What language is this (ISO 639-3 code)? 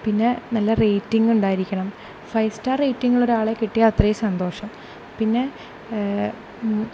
mal